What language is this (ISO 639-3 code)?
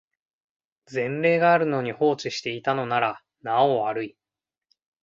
jpn